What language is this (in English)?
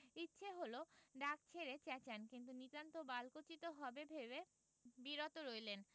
Bangla